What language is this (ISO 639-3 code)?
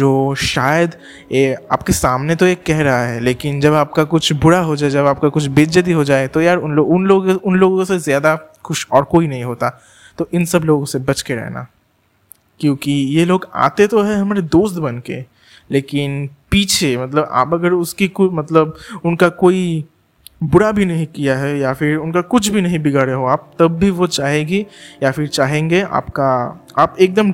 hin